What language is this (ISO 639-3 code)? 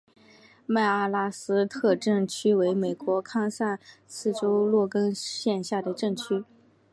zho